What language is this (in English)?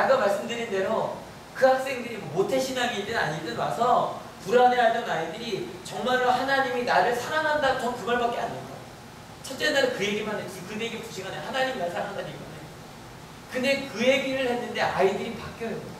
Korean